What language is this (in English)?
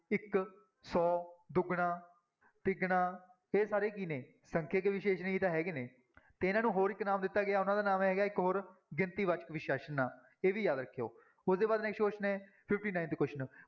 Punjabi